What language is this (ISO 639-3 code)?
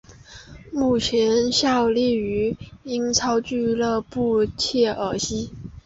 zho